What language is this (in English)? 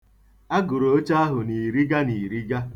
Igbo